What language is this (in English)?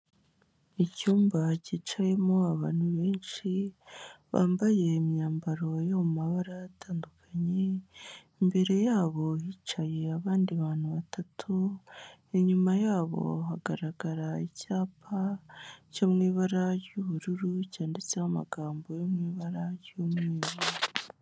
Kinyarwanda